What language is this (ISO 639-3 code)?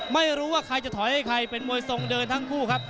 tha